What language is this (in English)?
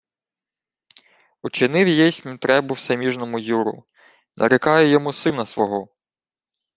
Ukrainian